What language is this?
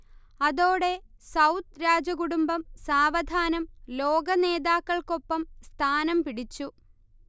Malayalam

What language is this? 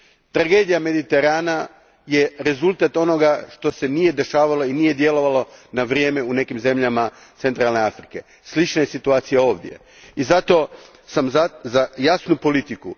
Croatian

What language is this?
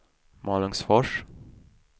Swedish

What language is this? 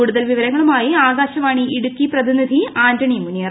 Malayalam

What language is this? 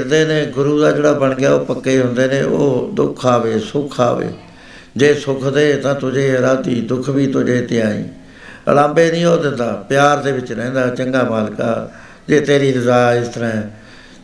Punjabi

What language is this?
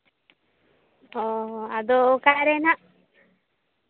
Santali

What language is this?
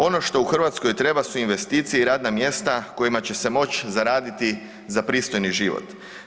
Croatian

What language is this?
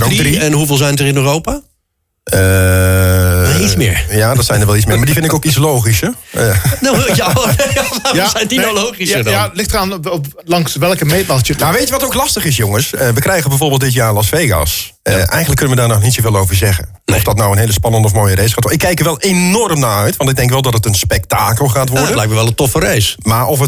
Dutch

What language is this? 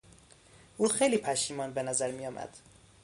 Persian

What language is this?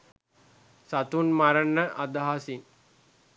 Sinhala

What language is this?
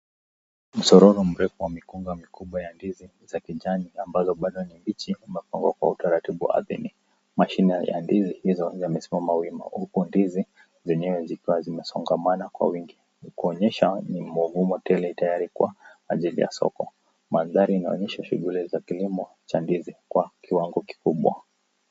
Swahili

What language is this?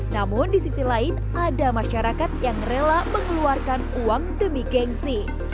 Indonesian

